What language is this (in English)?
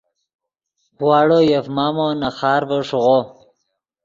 Yidgha